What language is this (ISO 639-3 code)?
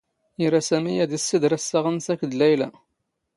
zgh